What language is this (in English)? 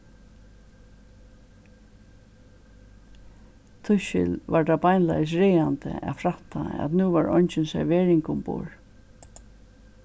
Faroese